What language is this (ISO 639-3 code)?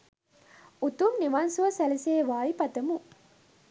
sin